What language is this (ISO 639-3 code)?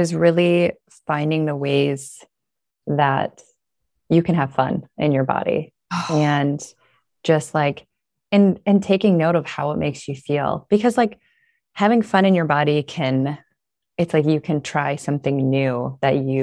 eng